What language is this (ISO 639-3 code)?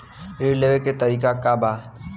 bho